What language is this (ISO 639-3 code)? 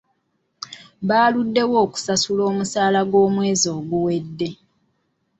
lug